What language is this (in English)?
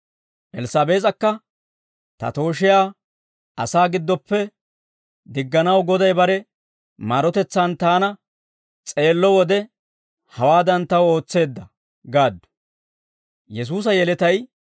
Dawro